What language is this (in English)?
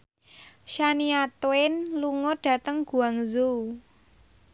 Javanese